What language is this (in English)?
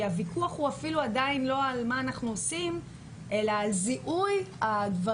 Hebrew